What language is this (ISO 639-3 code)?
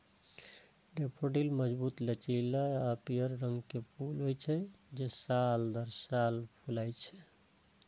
mai